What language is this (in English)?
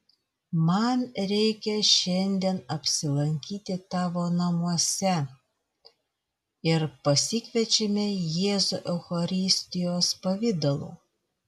Lithuanian